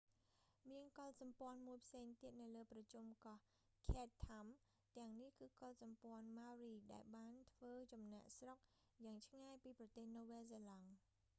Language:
Khmer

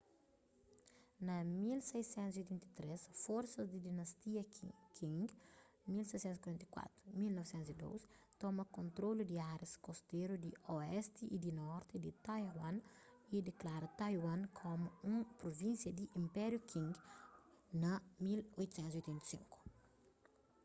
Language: Kabuverdianu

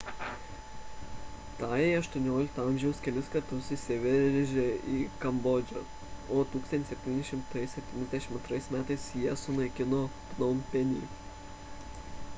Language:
Lithuanian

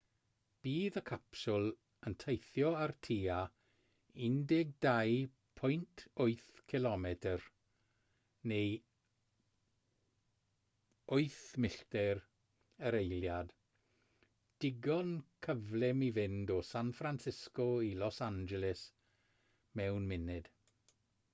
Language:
Welsh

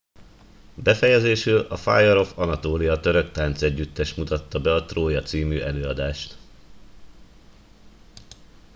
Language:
Hungarian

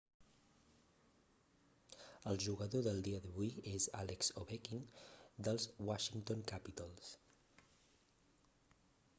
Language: Catalan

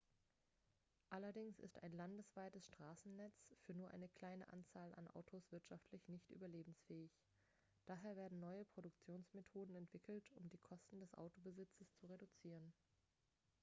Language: German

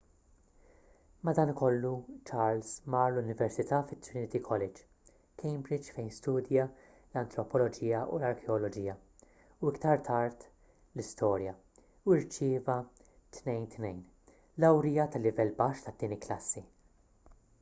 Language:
Maltese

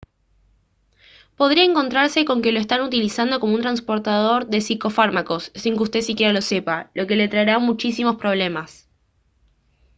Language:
Spanish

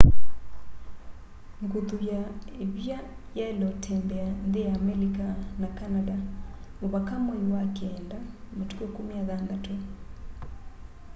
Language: Kamba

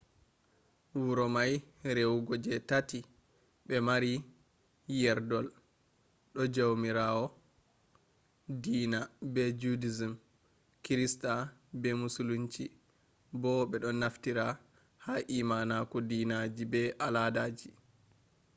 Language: Fula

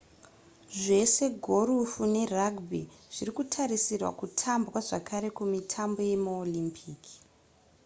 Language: Shona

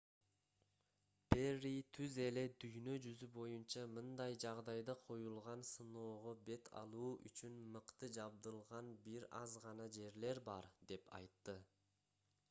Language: Kyrgyz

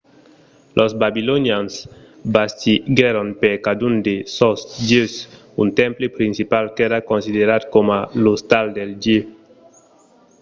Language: Occitan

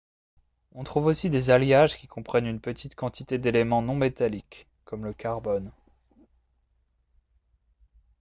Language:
French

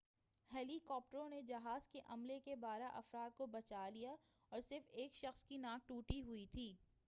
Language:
Urdu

